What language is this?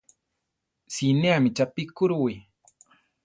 Central Tarahumara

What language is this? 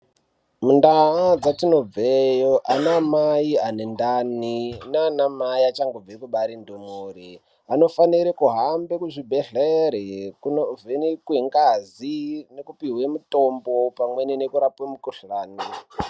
Ndau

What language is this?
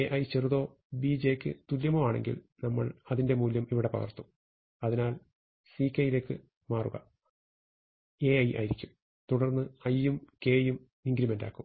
Malayalam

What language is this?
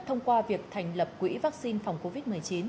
Vietnamese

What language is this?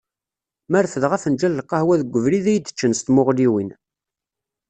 Kabyle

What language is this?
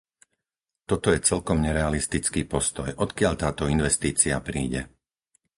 Slovak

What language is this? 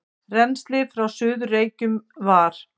Icelandic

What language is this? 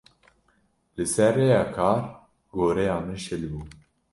Kurdish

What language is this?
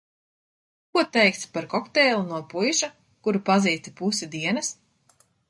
Latvian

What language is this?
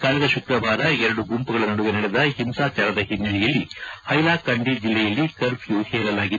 Kannada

